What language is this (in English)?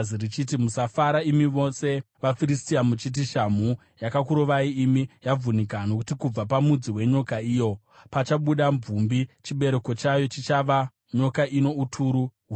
Shona